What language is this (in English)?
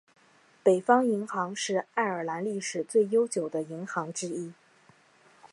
Chinese